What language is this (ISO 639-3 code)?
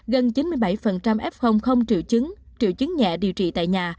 vie